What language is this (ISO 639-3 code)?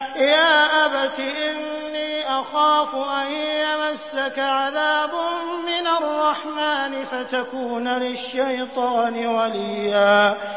ara